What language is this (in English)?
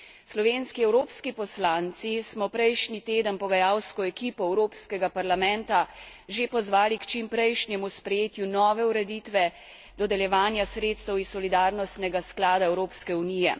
Slovenian